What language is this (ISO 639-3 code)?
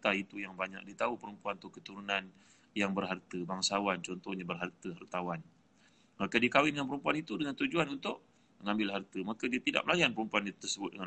msa